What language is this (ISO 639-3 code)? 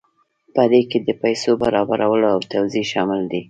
pus